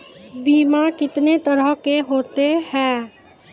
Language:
Maithili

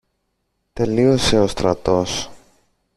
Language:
Greek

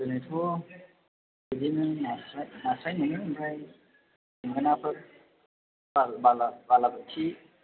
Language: Bodo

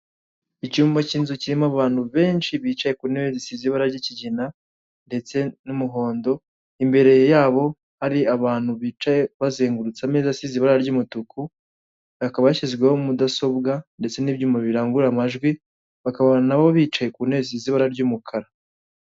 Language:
Kinyarwanda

